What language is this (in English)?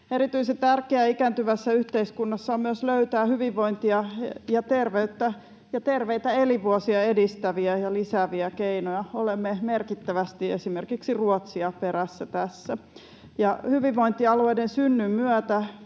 Finnish